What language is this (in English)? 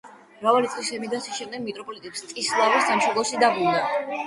Georgian